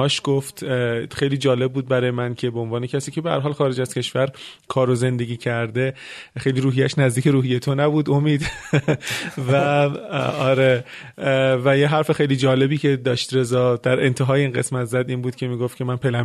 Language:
Persian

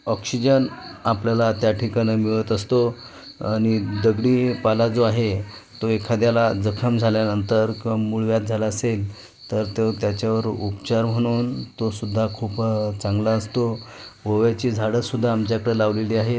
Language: Marathi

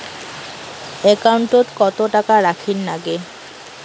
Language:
Bangla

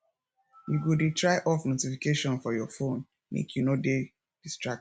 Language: Nigerian Pidgin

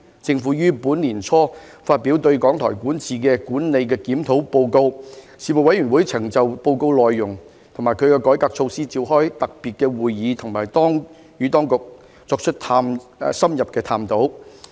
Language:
Cantonese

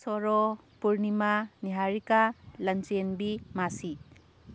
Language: Manipuri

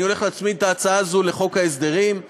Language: Hebrew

